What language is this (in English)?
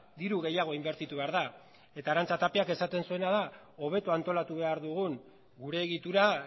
Basque